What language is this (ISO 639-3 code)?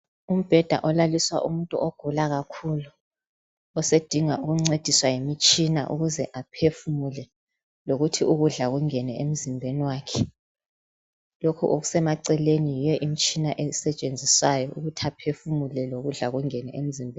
nde